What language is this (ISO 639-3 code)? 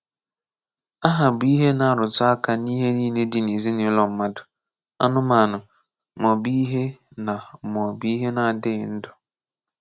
ibo